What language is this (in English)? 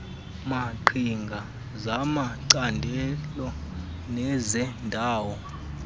Xhosa